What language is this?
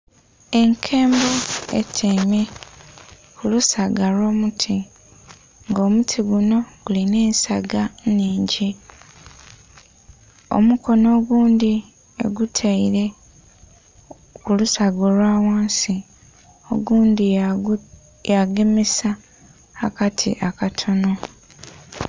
Soga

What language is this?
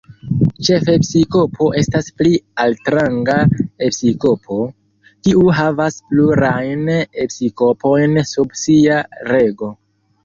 Esperanto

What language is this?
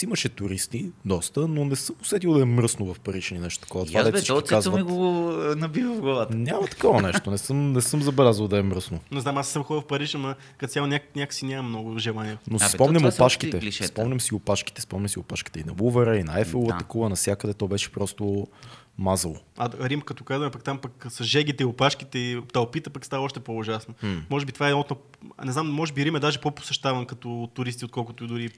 Bulgarian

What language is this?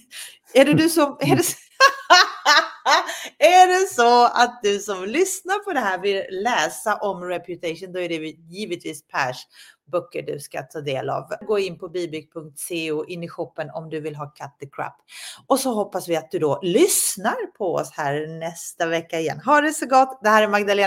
Swedish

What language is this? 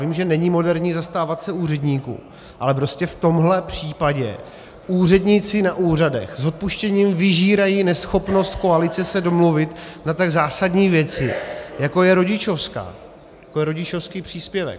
Czech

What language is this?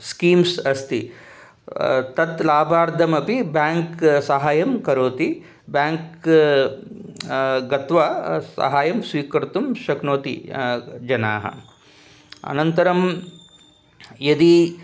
Sanskrit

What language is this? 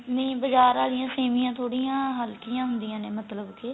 Punjabi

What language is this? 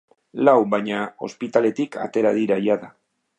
Basque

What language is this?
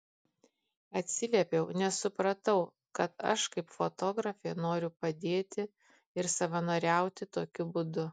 Lithuanian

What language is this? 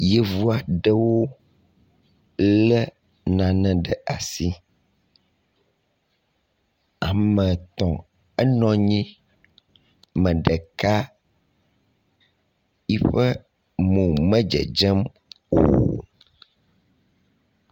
Ewe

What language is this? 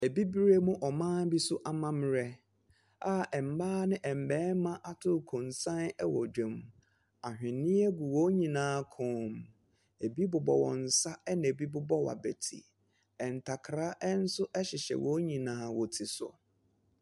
Akan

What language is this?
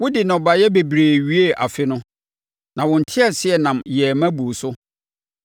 Akan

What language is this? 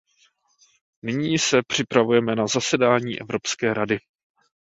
Czech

